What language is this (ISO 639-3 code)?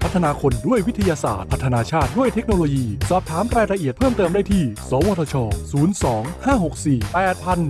tha